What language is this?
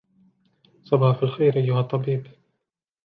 Arabic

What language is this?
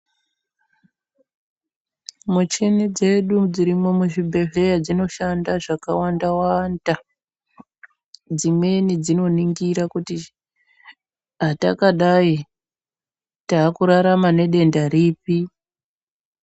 Ndau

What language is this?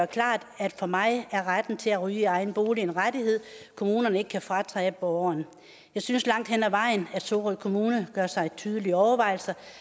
Danish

